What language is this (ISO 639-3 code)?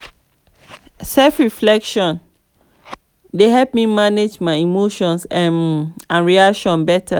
pcm